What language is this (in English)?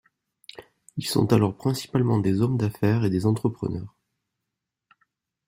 French